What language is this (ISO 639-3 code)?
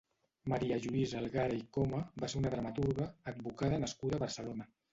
cat